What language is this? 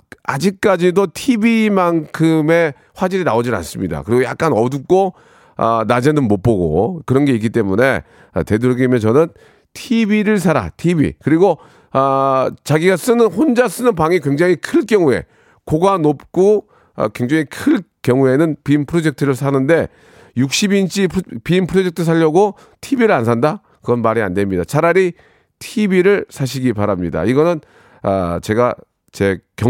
Korean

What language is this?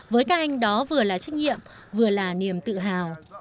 Vietnamese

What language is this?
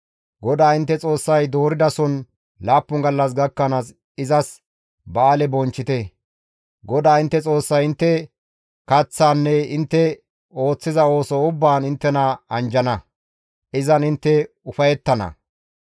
Gamo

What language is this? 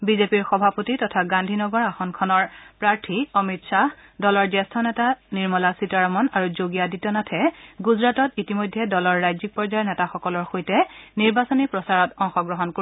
Assamese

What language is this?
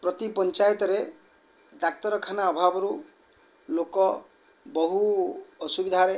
Odia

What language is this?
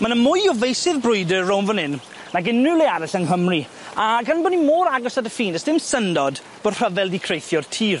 Welsh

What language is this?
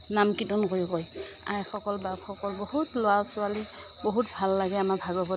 Assamese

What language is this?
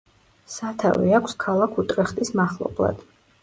Georgian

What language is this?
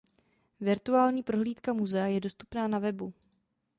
Czech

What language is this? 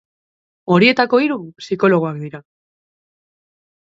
Basque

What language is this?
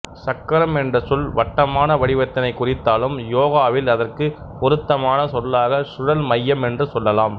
Tamil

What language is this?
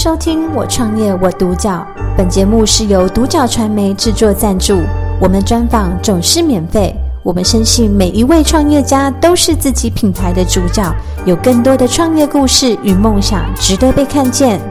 Chinese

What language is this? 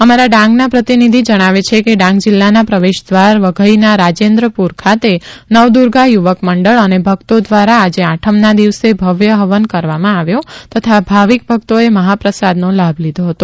Gujarati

